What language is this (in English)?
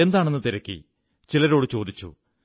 Malayalam